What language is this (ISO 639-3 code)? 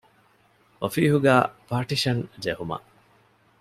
div